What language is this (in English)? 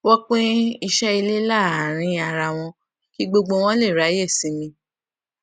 Yoruba